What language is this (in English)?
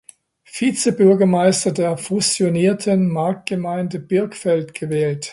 German